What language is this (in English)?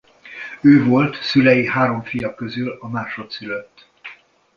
Hungarian